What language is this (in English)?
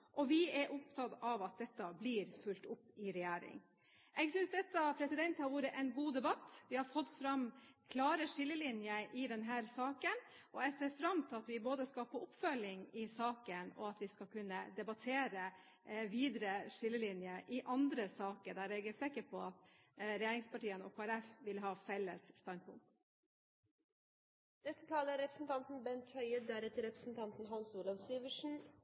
Norwegian Bokmål